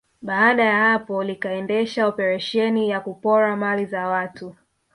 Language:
Swahili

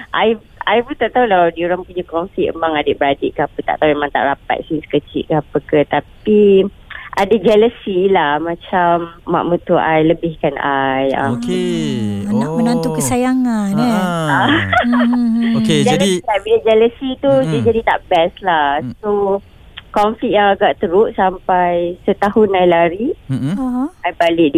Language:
Malay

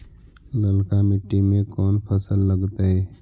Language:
Magahi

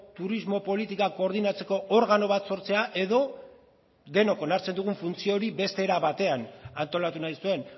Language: Basque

